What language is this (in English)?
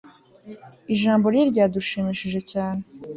Kinyarwanda